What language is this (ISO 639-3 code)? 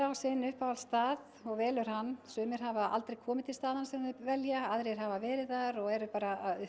isl